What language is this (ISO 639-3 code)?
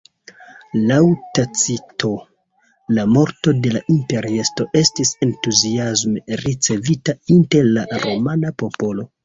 epo